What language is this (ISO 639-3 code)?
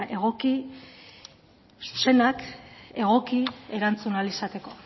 eus